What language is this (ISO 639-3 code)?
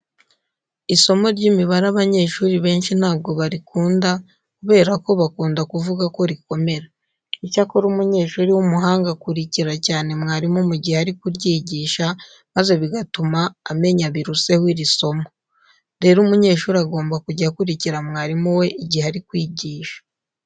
kin